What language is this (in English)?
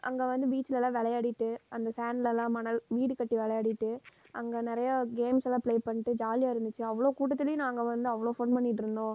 Tamil